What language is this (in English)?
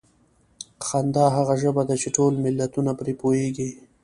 Pashto